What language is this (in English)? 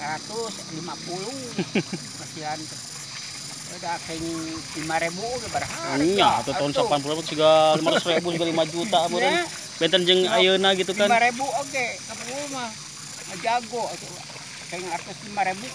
Indonesian